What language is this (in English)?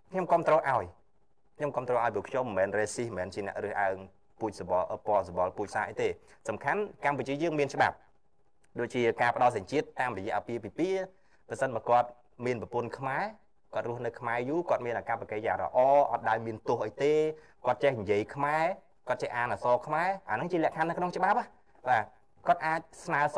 Vietnamese